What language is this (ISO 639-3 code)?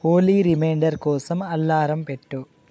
tel